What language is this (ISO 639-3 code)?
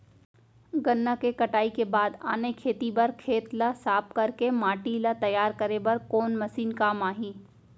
hne